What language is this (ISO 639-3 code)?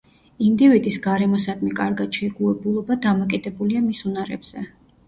kat